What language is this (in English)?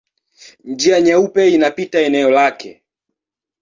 Swahili